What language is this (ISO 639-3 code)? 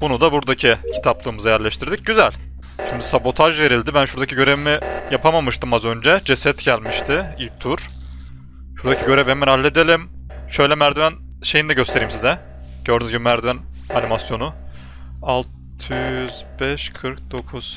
tur